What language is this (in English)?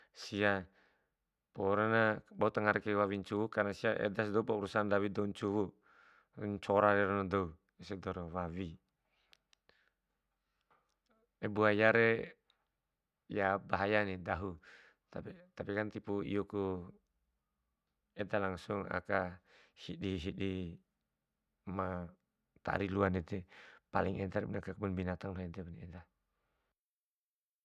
Bima